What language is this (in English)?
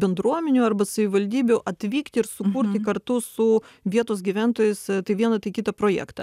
Lithuanian